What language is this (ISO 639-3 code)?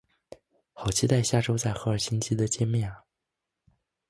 zho